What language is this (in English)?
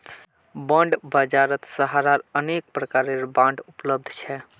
Magahi